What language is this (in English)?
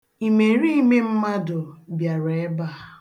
Igbo